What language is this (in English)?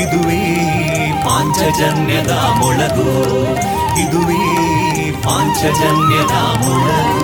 Kannada